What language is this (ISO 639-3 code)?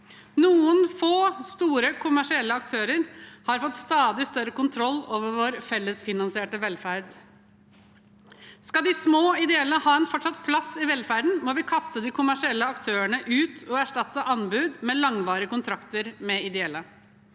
nor